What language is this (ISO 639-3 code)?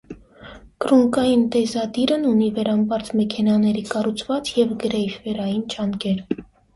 hye